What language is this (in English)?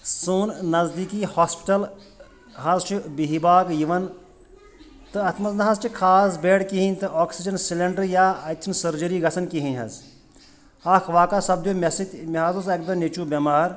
Kashmiri